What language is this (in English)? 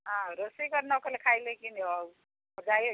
Odia